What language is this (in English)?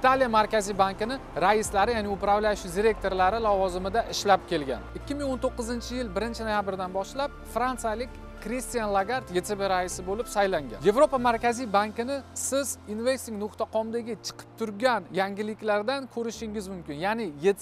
Turkish